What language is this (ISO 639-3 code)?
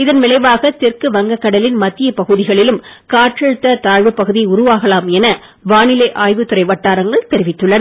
tam